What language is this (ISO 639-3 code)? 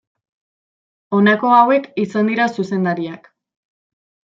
eus